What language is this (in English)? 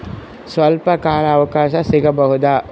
Kannada